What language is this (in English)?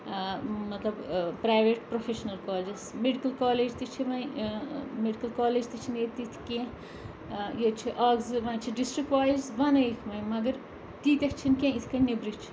Kashmiri